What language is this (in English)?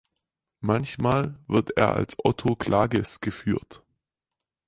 German